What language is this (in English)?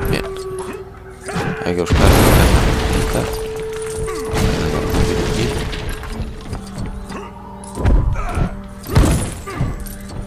Spanish